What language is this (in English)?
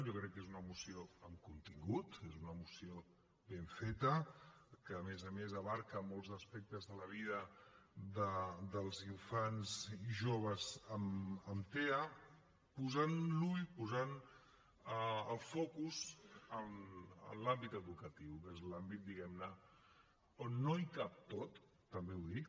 Catalan